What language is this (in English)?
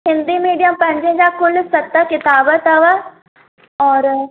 Sindhi